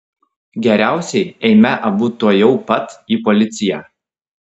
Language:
Lithuanian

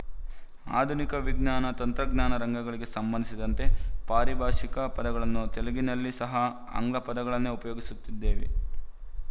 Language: Kannada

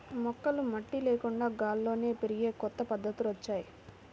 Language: Telugu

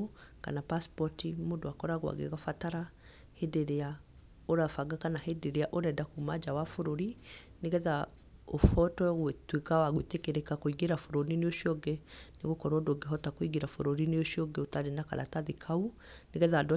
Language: Kikuyu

